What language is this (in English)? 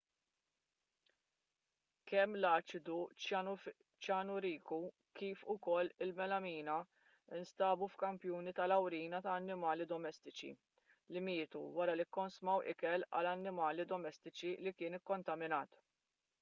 Maltese